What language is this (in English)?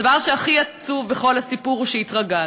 Hebrew